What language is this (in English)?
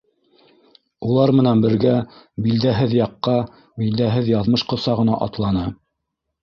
Bashkir